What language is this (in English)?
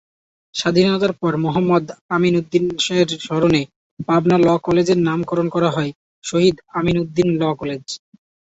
Bangla